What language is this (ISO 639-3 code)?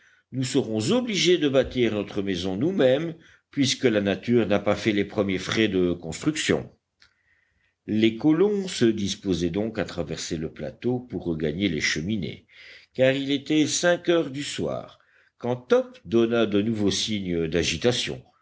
fra